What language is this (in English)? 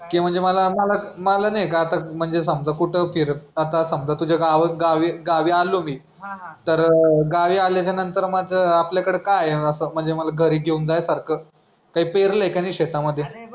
Marathi